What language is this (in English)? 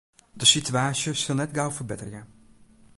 Western Frisian